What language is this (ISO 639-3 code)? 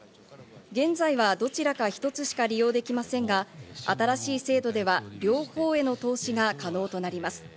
jpn